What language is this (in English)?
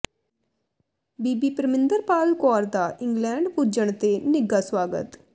Punjabi